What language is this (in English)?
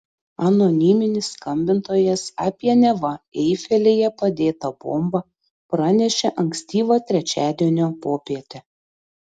Lithuanian